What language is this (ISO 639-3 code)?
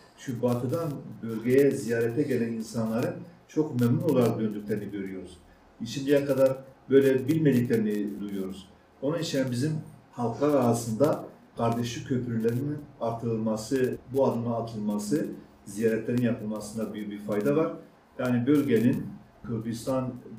tur